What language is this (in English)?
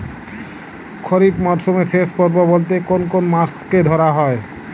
Bangla